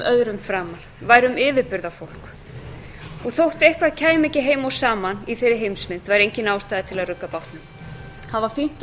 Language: Icelandic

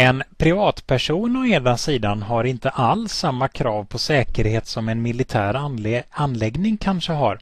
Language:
Swedish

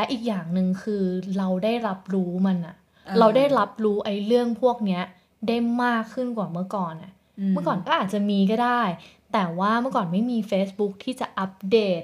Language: Thai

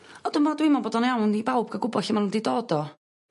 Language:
Welsh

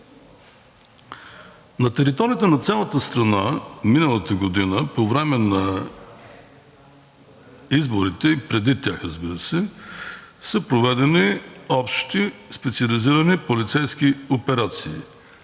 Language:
Bulgarian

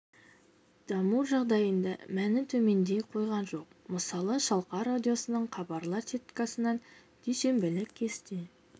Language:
Kazakh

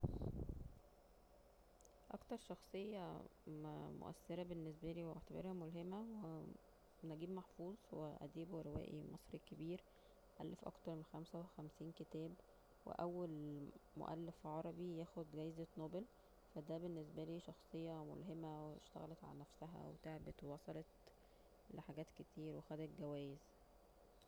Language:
Egyptian Arabic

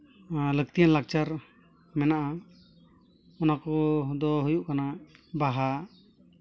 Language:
Santali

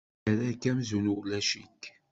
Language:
Kabyle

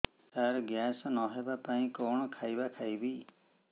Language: Odia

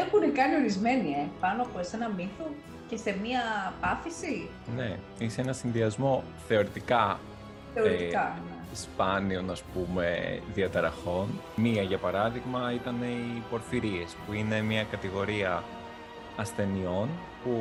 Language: Greek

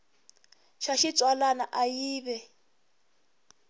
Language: Tsonga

